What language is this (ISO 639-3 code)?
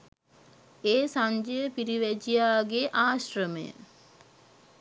sin